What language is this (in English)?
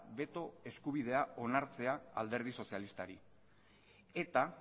Basque